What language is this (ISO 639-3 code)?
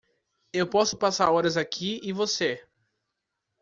por